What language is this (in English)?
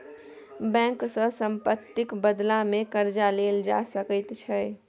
Maithili